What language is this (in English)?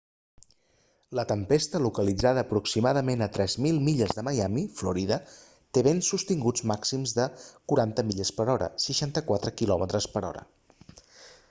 Catalan